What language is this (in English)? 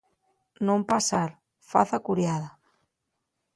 Asturian